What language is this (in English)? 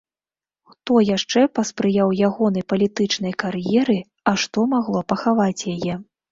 Belarusian